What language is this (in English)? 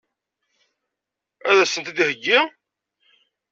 Kabyle